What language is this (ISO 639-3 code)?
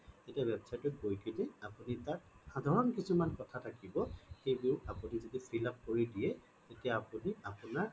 asm